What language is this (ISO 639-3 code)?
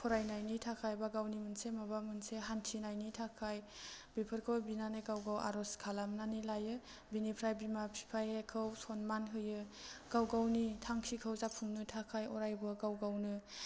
brx